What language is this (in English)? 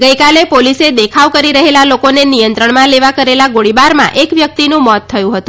Gujarati